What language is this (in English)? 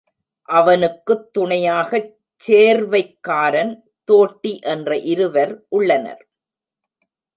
Tamil